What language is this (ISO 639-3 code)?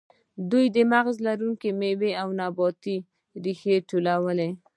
pus